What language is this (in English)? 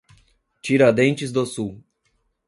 Portuguese